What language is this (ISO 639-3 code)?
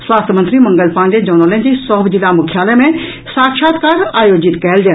mai